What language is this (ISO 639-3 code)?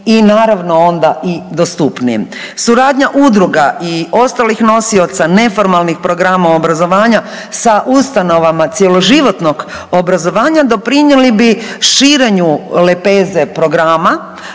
hrv